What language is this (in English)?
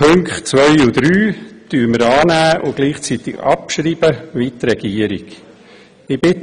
Swiss German